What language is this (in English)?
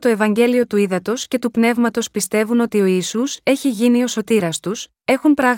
Greek